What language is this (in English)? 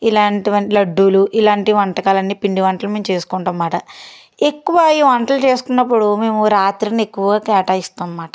Telugu